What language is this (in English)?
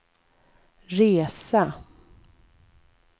Swedish